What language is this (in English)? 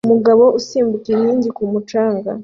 Kinyarwanda